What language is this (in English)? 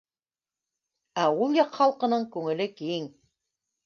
Bashkir